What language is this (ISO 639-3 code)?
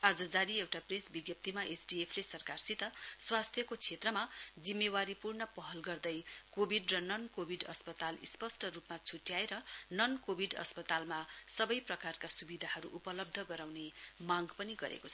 nep